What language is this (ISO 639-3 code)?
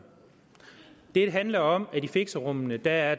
dan